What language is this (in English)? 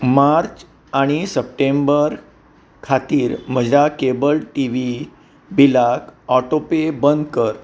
Konkani